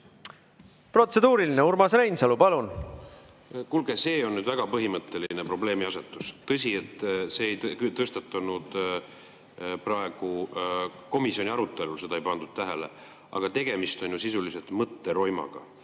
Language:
Estonian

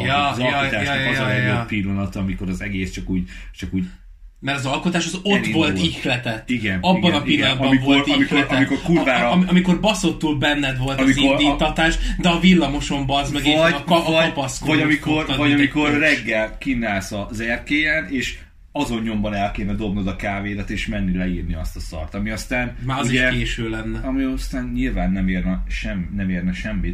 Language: Hungarian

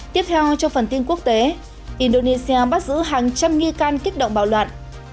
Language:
Vietnamese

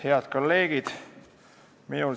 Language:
Estonian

